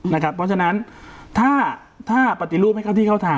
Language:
Thai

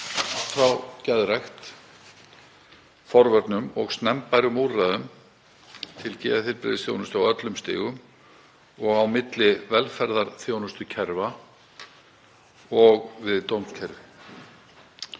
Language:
Icelandic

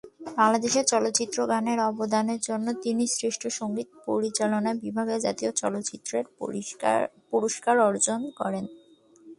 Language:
Bangla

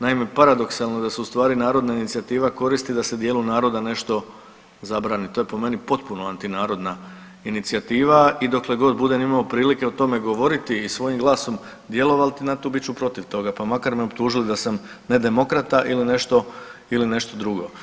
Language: Croatian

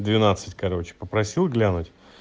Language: Russian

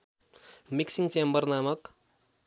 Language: Nepali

